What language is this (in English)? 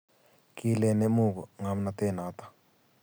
Kalenjin